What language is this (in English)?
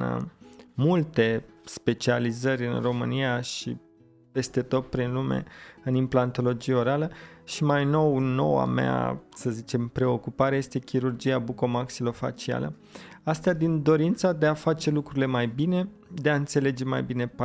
Romanian